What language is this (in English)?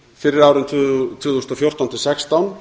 Icelandic